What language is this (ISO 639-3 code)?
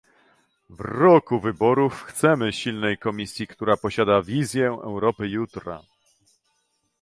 pol